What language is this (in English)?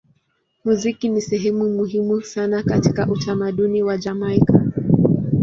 Swahili